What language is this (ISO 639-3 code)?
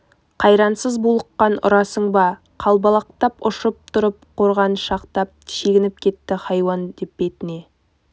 kaz